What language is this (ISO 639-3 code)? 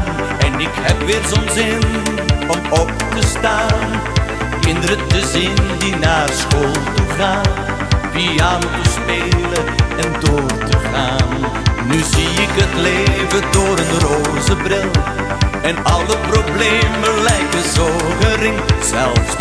pol